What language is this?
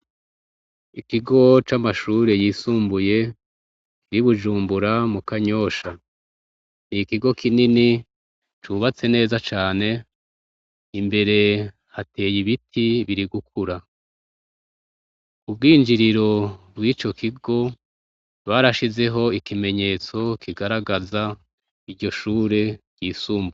Rundi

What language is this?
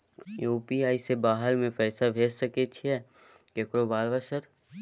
Maithili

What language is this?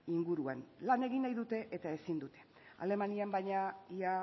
Basque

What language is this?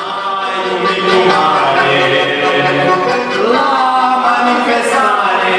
Romanian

